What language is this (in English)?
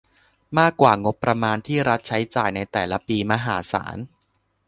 Thai